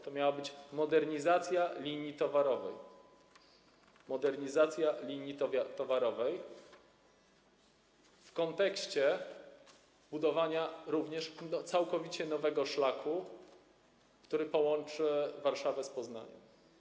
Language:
Polish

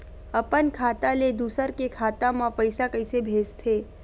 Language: Chhattisgarhi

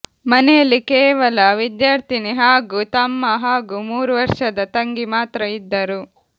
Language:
Kannada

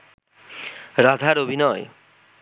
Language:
Bangla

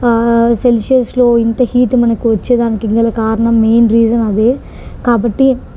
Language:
Telugu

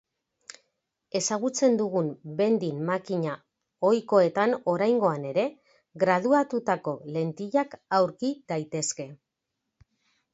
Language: Basque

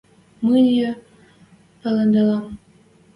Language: Western Mari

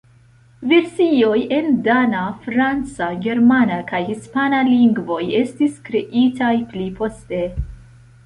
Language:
Esperanto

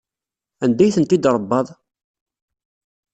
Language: Kabyle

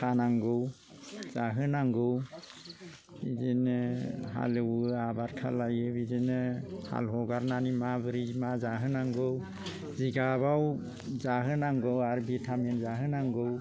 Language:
Bodo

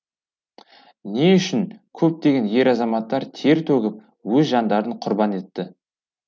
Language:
Kazakh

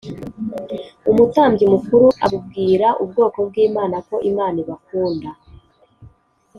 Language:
Kinyarwanda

